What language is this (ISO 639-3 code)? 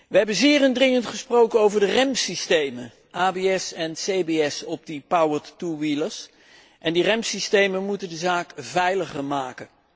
nld